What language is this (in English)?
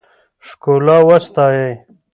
Pashto